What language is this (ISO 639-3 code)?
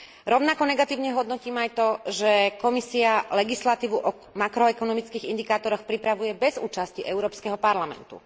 slk